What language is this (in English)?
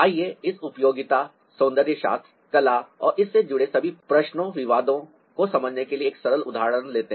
Hindi